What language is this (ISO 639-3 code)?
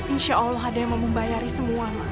ind